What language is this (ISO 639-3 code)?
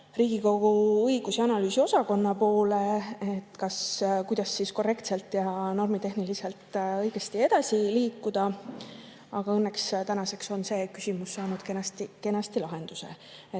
est